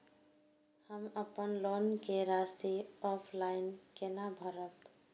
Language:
Maithili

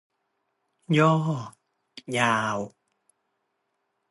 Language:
Thai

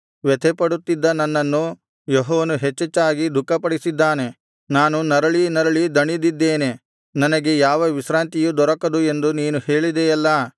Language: Kannada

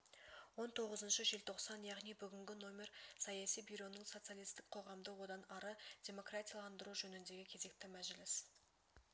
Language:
Kazakh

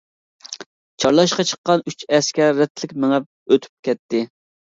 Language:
Uyghur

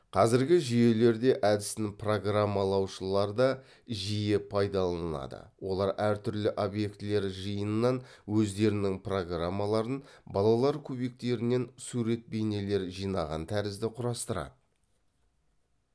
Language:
Kazakh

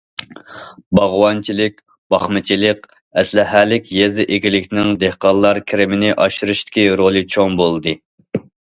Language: Uyghur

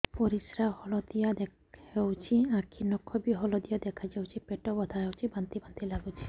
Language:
Odia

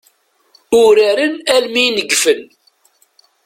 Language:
Kabyle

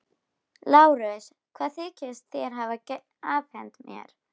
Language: Icelandic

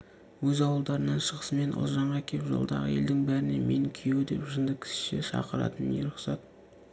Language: Kazakh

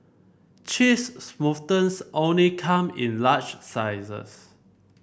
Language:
English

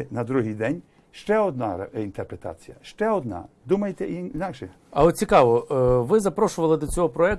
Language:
Ukrainian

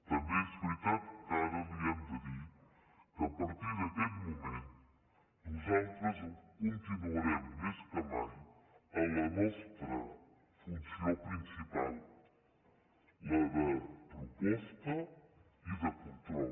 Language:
Catalan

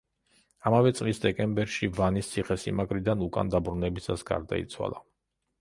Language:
Georgian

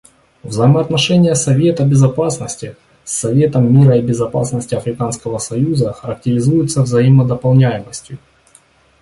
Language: Russian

